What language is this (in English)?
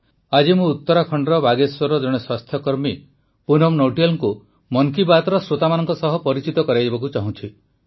Odia